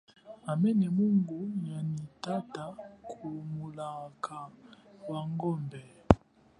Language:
Chokwe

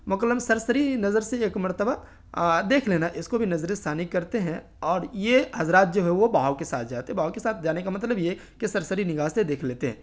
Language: Urdu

